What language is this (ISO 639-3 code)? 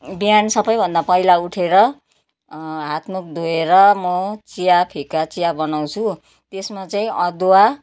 nep